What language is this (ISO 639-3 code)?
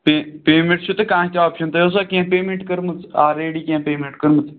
kas